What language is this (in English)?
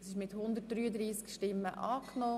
Swiss German